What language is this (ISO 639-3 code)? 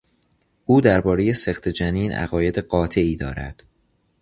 fas